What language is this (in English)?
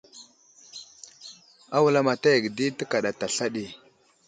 Wuzlam